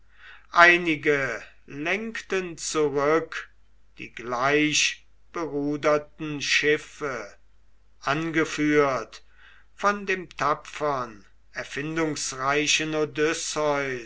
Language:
German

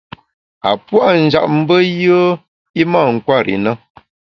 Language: Bamun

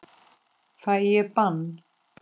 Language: Icelandic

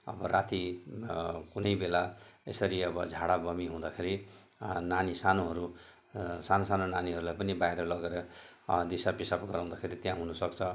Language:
Nepali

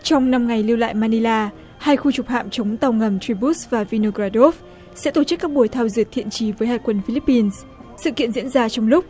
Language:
Vietnamese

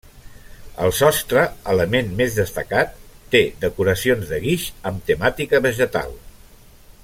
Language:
Catalan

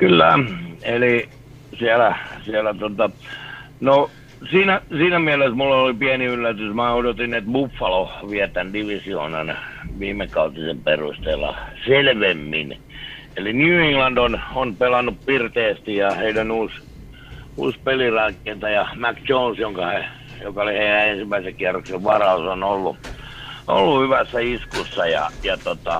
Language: Finnish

